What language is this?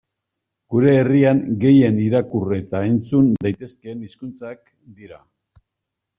Basque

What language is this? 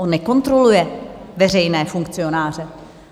Czech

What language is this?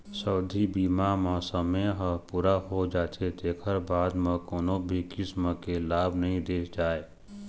Chhattisgarhi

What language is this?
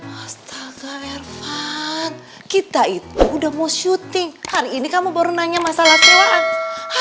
Indonesian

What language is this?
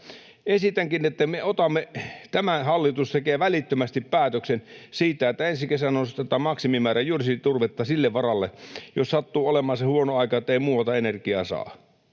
Finnish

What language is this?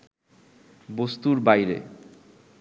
Bangla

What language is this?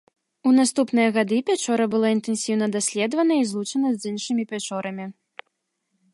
Belarusian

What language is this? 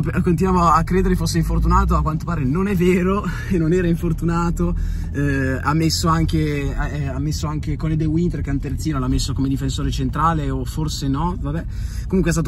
Italian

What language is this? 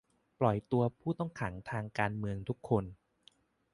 Thai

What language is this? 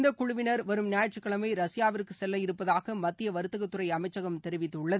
Tamil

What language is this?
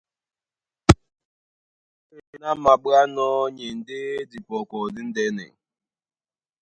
Duala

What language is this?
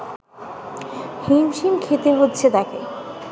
Bangla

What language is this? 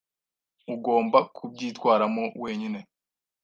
Kinyarwanda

